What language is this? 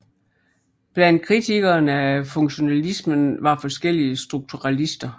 Danish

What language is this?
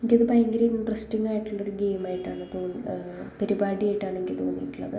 Malayalam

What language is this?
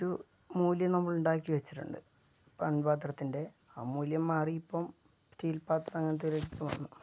Malayalam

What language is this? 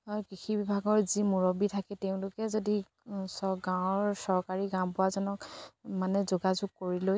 Assamese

